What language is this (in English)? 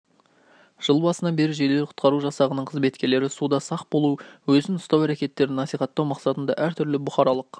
Kazakh